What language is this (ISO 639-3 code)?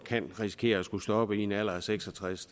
dan